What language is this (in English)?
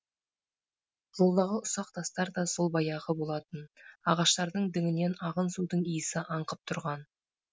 Kazakh